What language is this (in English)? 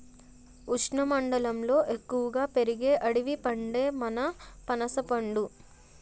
Telugu